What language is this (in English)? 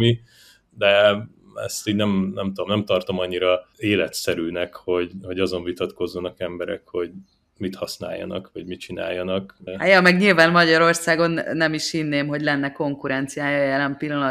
Hungarian